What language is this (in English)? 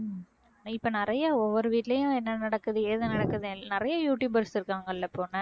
Tamil